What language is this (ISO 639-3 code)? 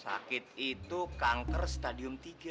ind